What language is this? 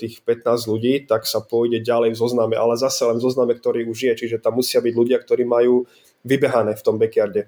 Slovak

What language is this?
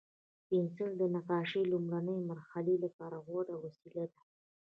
Pashto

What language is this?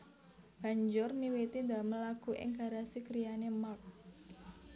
Javanese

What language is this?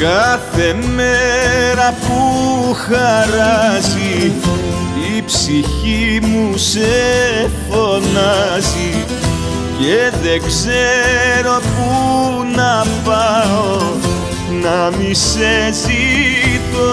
Greek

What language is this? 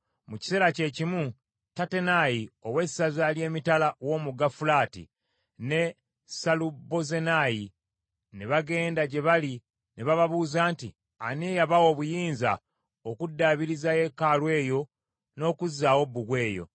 Ganda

